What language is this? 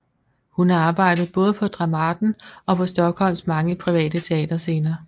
Danish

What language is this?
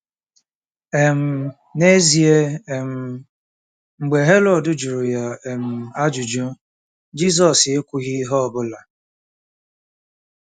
Igbo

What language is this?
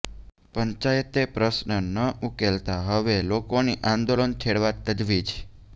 Gujarati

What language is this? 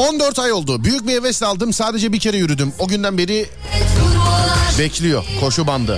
Turkish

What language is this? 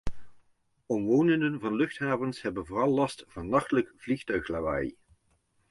Dutch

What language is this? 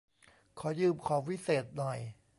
Thai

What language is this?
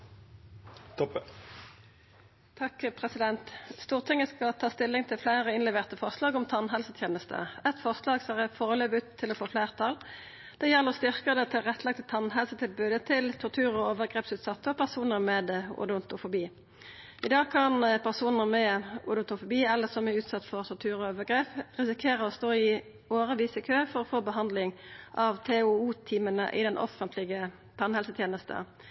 Norwegian Nynorsk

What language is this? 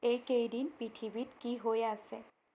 Assamese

